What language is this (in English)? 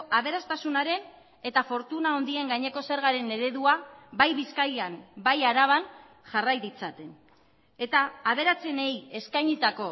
Basque